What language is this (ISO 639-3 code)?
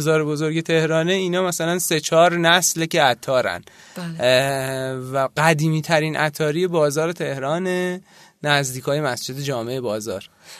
fas